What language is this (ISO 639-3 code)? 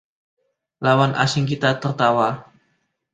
ind